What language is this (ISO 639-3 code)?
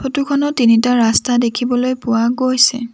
asm